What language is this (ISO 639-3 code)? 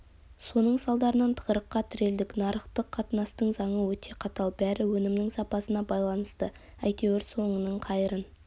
kaz